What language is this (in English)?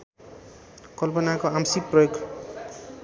Nepali